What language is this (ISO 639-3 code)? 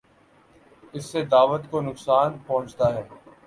urd